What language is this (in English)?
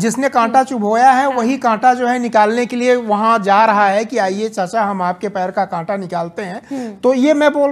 Hindi